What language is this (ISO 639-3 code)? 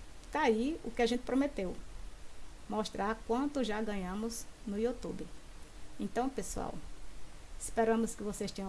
por